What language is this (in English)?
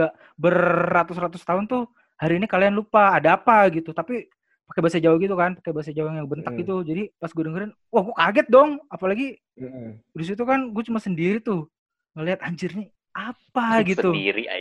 Indonesian